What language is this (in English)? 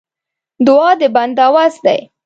Pashto